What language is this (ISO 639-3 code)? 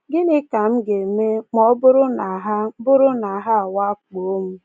ibo